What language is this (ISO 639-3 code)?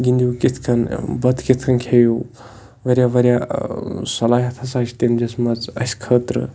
kas